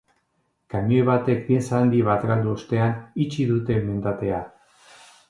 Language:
Basque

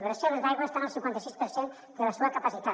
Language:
Catalan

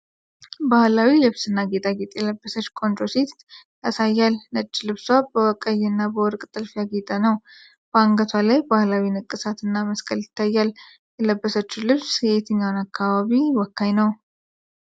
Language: Amharic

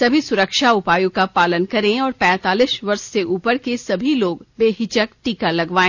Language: Hindi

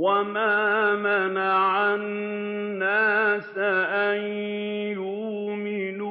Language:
Arabic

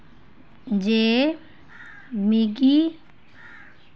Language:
Dogri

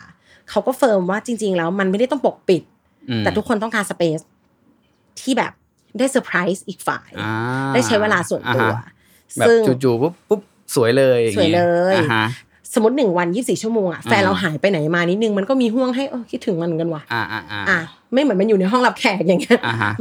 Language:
Thai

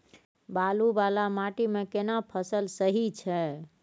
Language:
Maithili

